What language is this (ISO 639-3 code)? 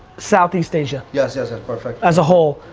eng